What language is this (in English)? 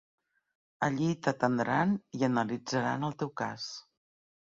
Catalan